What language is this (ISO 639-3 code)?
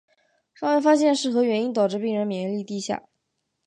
zho